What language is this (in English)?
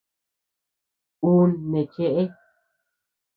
Tepeuxila Cuicatec